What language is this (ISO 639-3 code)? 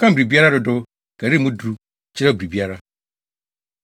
aka